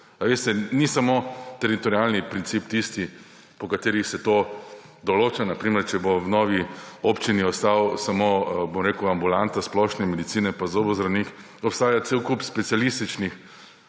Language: Slovenian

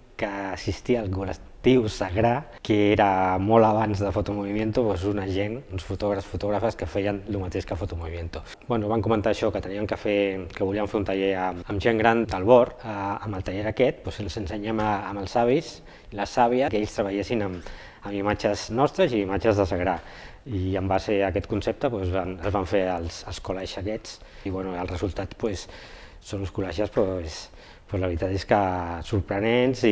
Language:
Catalan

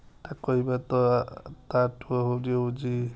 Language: Odia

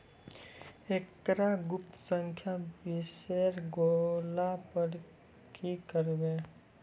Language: Maithili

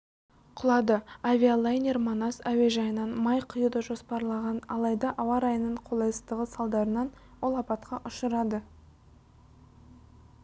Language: Kazakh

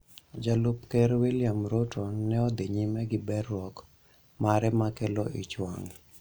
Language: Luo (Kenya and Tanzania)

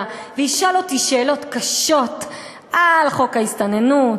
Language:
Hebrew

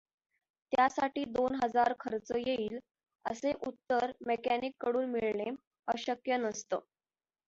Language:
Marathi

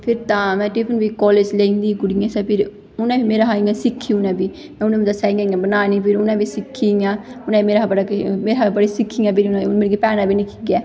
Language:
Dogri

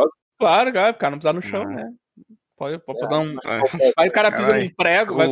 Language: Portuguese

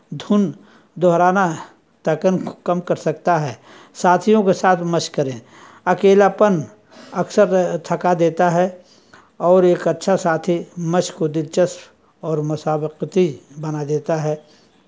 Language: Urdu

